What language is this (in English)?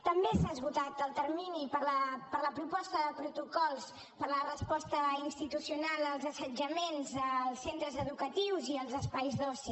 Catalan